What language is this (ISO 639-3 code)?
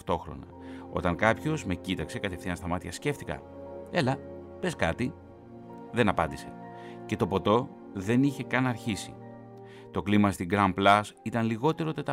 ell